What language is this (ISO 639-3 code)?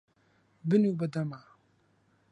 ckb